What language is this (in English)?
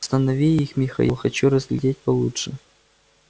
Russian